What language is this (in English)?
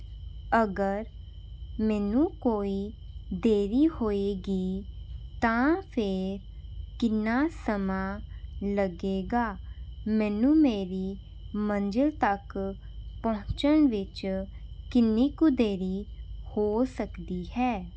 Punjabi